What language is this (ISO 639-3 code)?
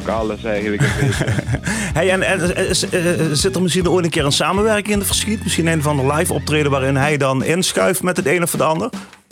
nld